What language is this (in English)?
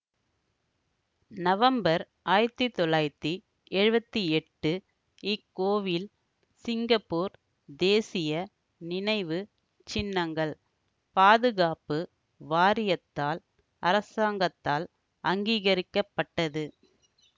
Tamil